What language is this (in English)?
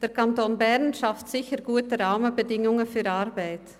Swiss German